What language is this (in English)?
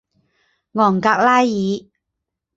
Chinese